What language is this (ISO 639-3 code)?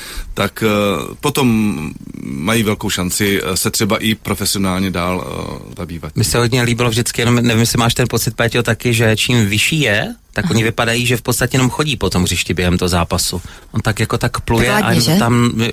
ces